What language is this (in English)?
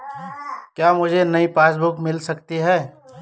Hindi